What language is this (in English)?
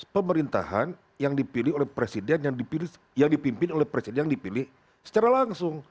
Indonesian